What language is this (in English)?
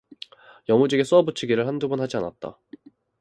Korean